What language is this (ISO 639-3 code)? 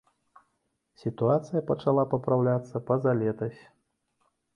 bel